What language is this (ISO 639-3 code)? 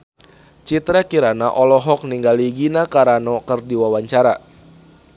sun